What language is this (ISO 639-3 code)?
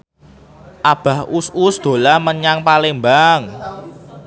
jav